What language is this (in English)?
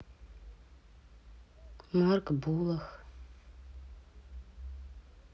Russian